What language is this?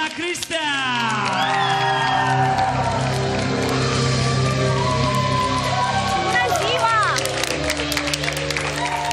Greek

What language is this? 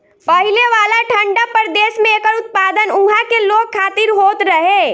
Bhojpuri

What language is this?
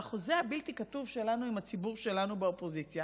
Hebrew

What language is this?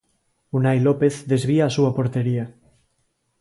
Galician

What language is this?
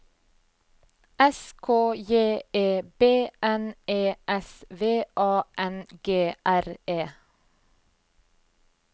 Norwegian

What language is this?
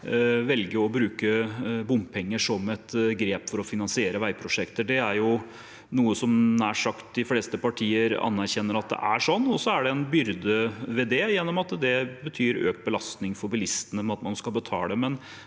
Norwegian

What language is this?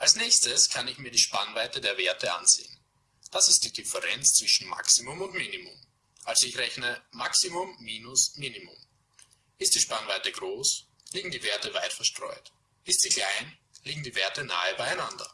German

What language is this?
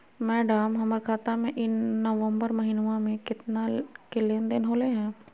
Magahi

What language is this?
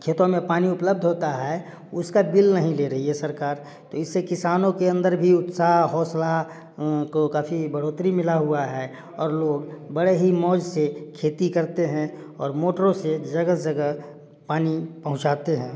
Hindi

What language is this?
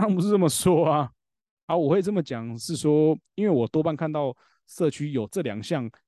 Chinese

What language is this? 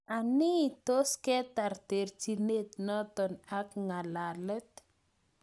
Kalenjin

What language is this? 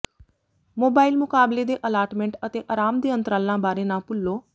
Punjabi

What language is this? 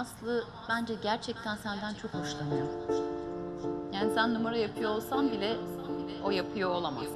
Turkish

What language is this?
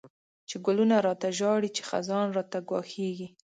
Pashto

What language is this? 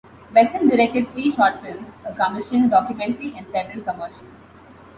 English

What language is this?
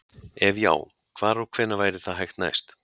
Icelandic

